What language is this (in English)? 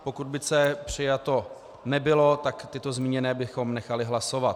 Czech